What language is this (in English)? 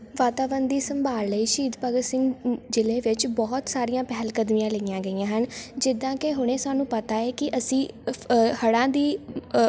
Punjabi